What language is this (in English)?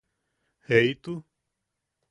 Yaqui